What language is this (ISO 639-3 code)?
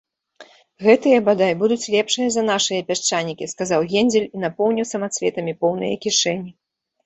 bel